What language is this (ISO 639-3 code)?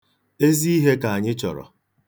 ibo